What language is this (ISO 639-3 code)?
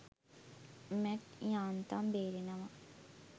sin